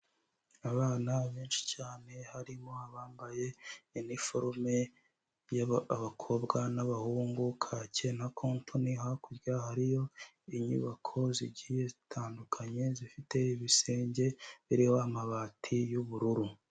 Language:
Kinyarwanda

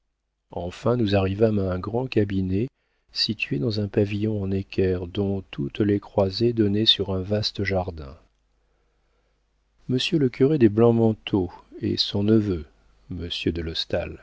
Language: French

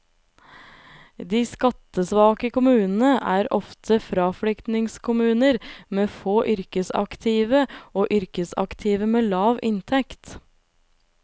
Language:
Norwegian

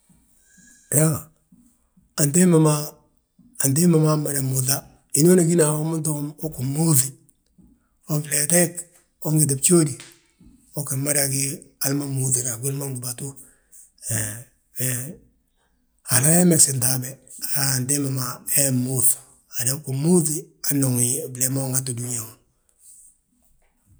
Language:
Balanta-Ganja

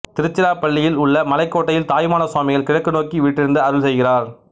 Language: Tamil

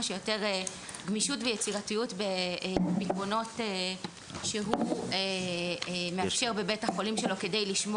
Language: Hebrew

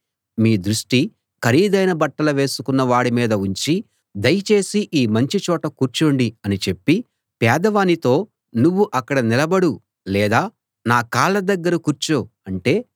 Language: Telugu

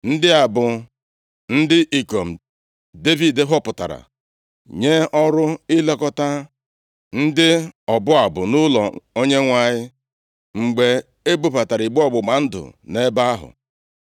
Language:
Igbo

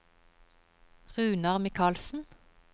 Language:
Norwegian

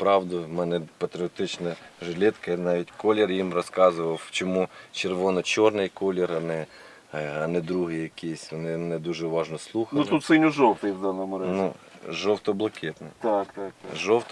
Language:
Ukrainian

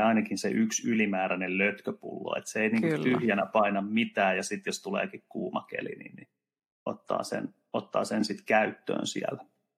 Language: Finnish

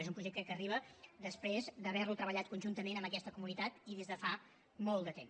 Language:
Catalan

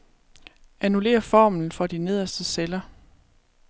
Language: Danish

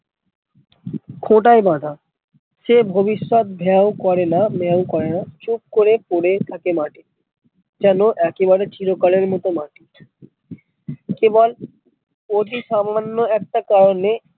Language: Bangla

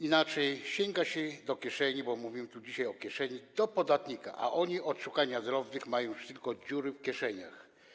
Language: Polish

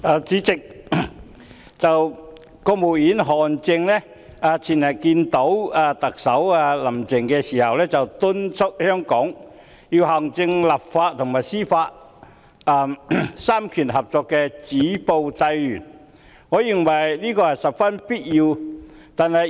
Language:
Cantonese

